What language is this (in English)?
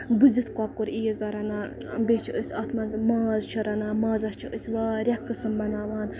Kashmiri